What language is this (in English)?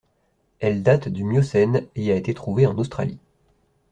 French